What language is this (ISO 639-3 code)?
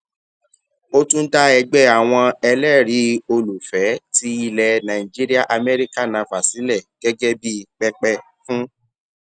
yor